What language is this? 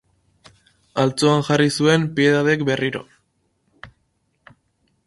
Basque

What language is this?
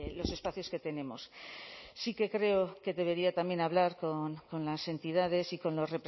Spanish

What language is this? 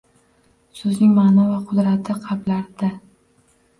Uzbek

